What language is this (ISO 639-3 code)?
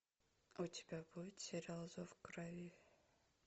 rus